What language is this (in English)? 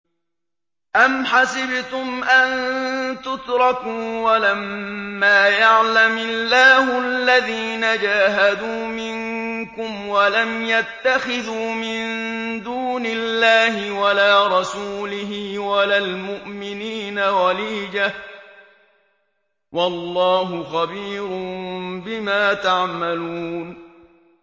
Arabic